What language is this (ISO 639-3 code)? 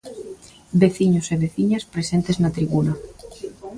glg